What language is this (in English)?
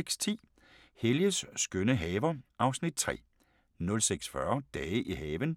Danish